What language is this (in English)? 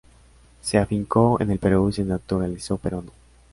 Spanish